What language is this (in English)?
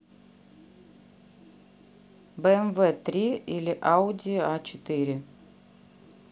Russian